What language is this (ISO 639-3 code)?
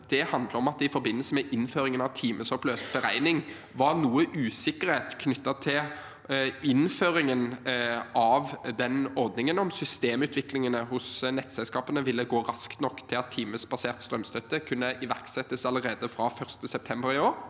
nor